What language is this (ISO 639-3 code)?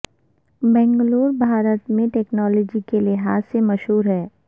urd